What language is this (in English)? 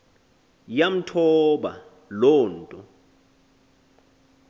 Xhosa